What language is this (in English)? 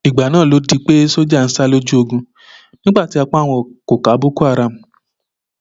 Yoruba